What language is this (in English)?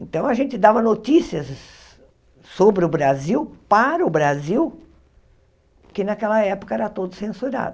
Portuguese